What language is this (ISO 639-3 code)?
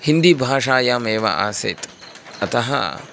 san